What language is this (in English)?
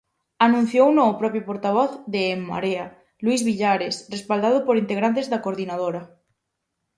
Galician